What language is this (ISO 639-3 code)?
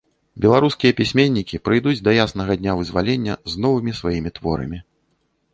bel